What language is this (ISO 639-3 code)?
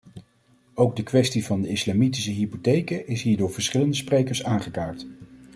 nld